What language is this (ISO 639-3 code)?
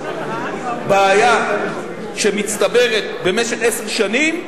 heb